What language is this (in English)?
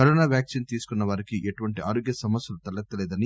Telugu